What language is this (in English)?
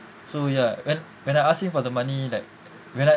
English